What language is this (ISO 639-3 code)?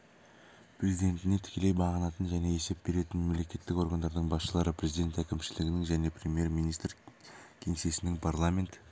kaz